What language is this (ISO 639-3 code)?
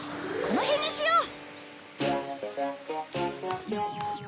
jpn